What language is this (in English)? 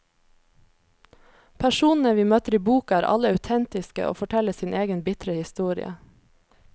Norwegian